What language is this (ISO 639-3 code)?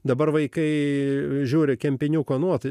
lit